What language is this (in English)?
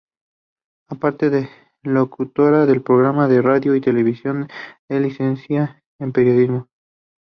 Spanish